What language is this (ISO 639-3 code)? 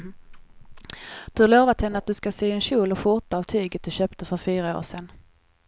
swe